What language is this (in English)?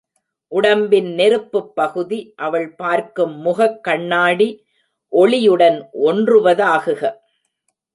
Tamil